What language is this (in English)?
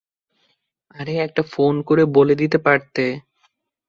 Bangla